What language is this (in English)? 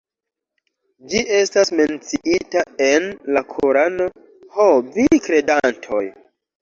Esperanto